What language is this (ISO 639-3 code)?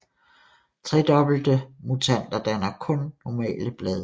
dan